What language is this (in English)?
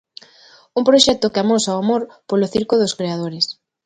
Galician